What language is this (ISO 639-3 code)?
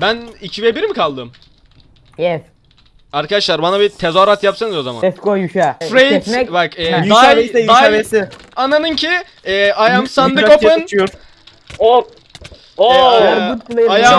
tur